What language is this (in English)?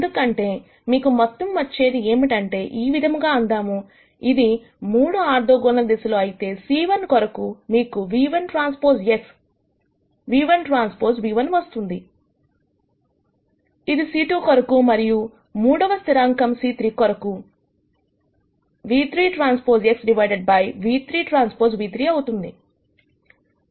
Telugu